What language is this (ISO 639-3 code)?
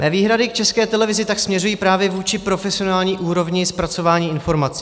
ces